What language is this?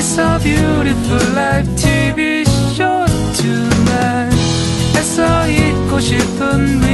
Korean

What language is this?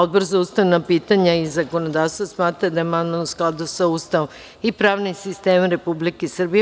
Serbian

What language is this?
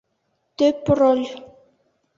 Bashkir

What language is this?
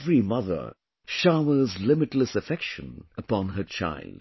English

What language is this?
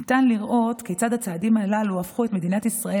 Hebrew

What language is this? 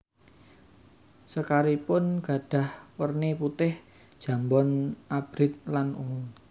Javanese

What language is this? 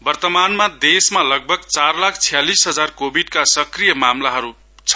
Nepali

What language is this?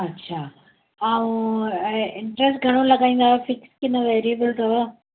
Sindhi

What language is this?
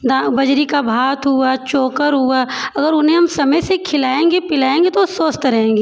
Hindi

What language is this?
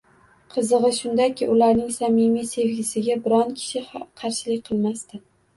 Uzbek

